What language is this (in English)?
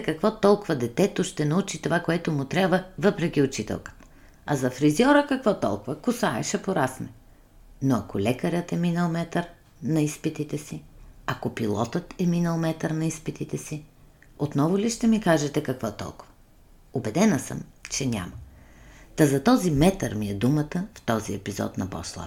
Bulgarian